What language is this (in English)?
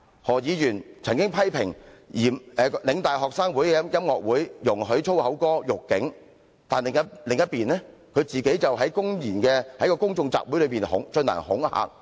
Cantonese